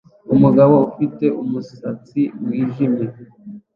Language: Kinyarwanda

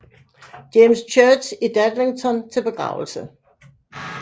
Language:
Danish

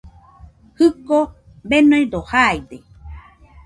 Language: Nüpode Huitoto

